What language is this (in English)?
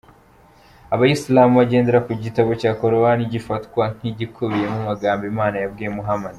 Kinyarwanda